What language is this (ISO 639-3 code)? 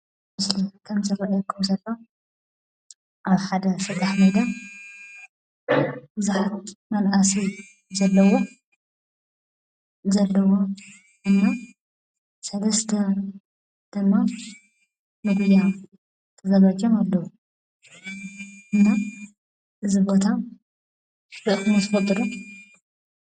tir